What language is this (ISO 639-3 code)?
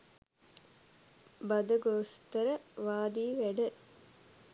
sin